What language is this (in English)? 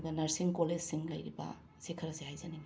Manipuri